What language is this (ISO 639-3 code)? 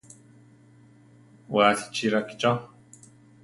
tar